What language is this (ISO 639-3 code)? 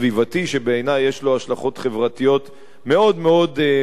heb